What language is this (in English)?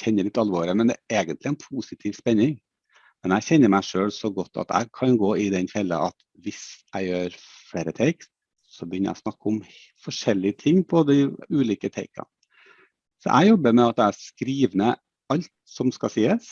Norwegian